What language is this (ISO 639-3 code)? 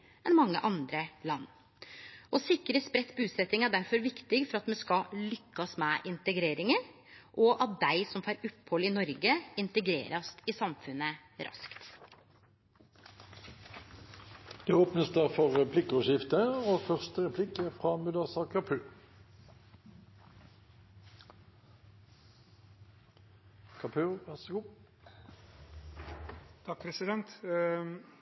nor